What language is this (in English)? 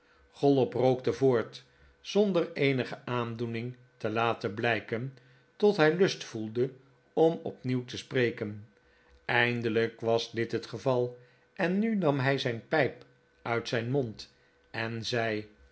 Dutch